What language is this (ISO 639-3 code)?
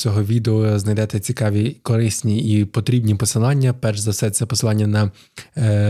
ukr